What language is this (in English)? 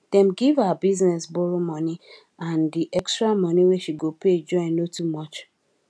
Nigerian Pidgin